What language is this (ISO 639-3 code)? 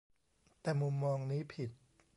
tha